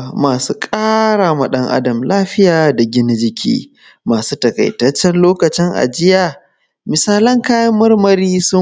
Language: Hausa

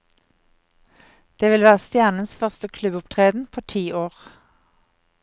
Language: Norwegian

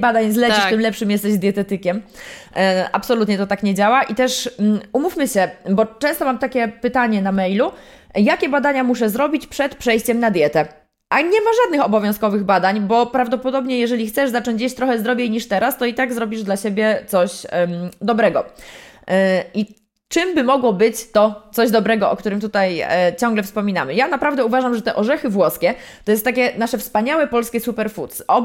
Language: Polish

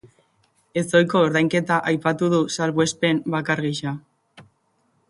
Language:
Basque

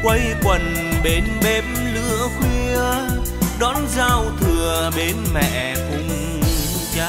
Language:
Vietnamese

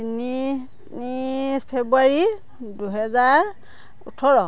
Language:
Assamese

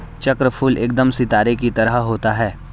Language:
Hindi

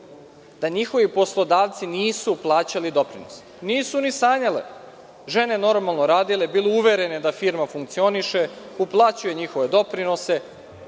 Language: Serbian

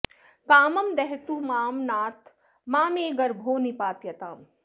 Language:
Sanskrit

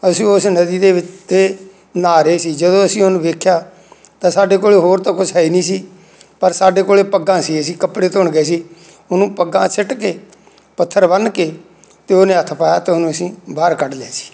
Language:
Punjabi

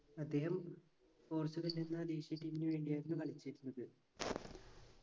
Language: Malayalam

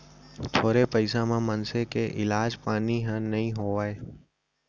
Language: Chhattisgarhi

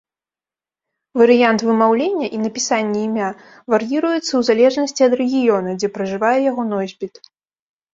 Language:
Belarusian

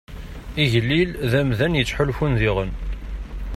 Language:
Kabyle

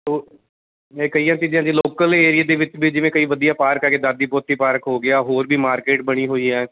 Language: Punjabi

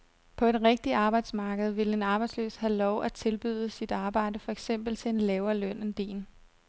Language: Danish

